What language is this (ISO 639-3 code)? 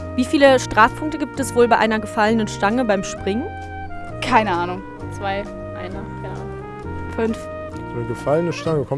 deu